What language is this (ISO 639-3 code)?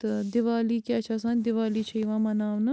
kas